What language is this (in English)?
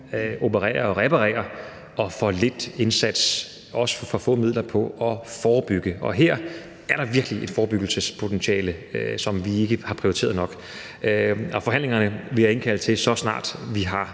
Danish